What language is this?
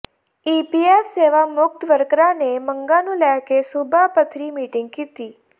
Punjabi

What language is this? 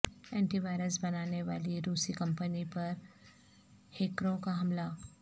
Urdu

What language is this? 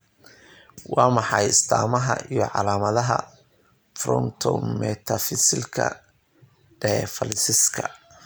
Somali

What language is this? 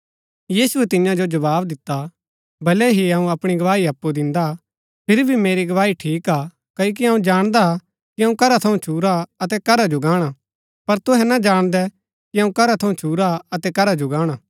Gaddi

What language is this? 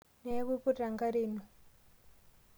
Masai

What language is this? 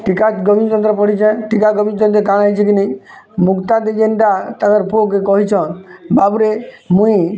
Odia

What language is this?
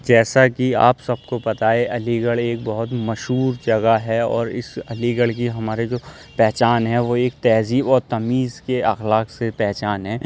Urdu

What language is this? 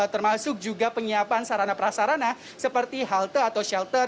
Indonesian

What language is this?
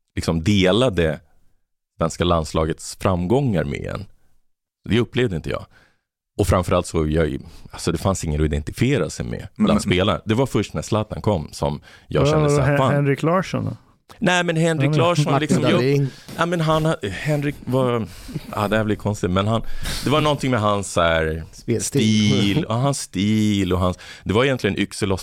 Swedish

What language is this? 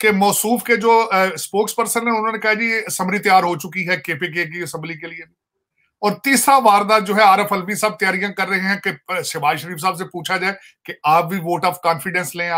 Hindi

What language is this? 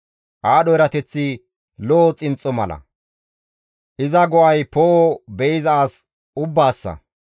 Gamo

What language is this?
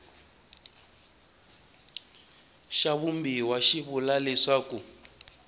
Tsonga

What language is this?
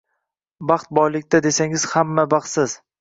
Uzbek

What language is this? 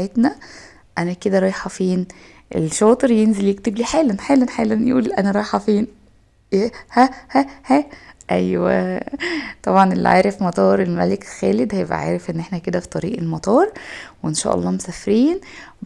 Arabic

